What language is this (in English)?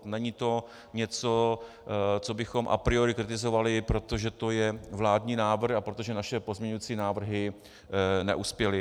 Czech